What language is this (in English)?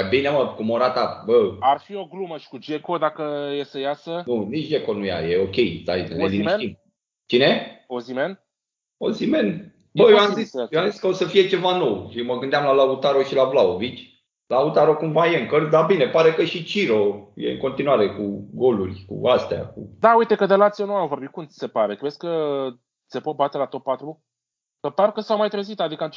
Romanian